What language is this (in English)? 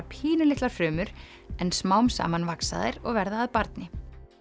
Icelandic